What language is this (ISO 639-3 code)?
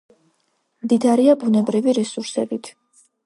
kat